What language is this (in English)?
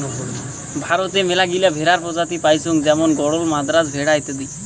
Bangla